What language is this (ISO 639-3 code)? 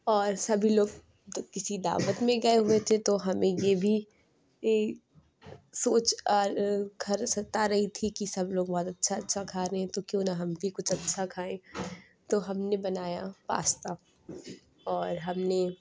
urd